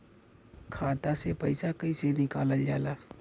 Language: Bhojpuri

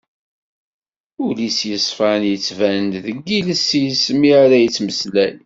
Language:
Kabyle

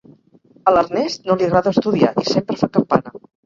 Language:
Catalan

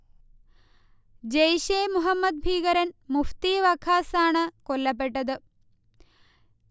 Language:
Malayalam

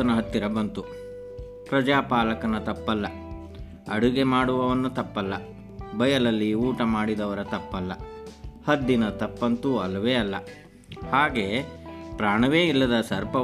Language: Kannada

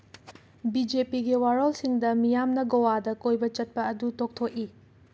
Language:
Manipuri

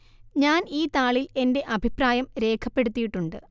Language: Malayalam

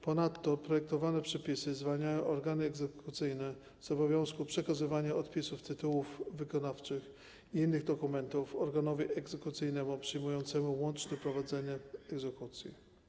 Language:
Polish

